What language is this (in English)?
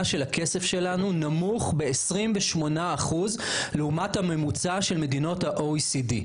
Hebrew